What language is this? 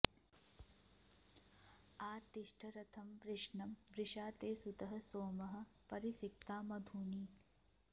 Sanskrit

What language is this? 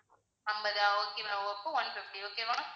Tamil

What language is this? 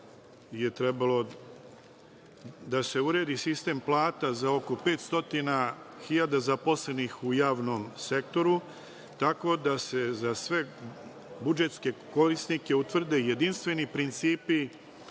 Serbian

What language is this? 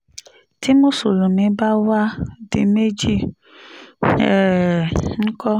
Yoruba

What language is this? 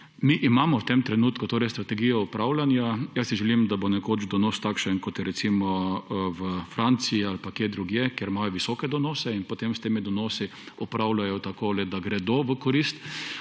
Slovenian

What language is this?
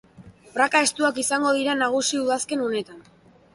Basque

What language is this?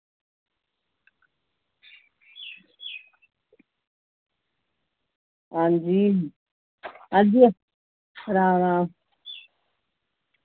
Dogri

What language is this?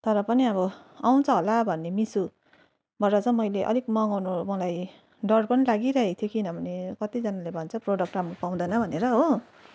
Nepali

